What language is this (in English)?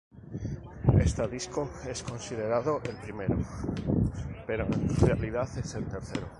Spanish